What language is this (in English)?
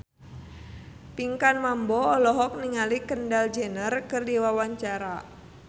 Sundanese